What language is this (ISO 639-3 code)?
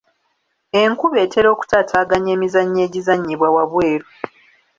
lug